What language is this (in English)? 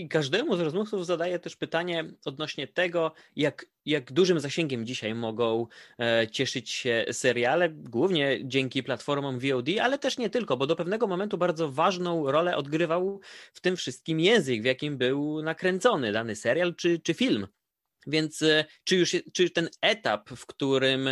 Polish